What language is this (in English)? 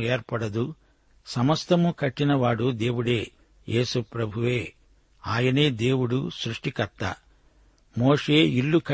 Telugu